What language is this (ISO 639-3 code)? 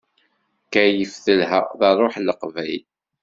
kab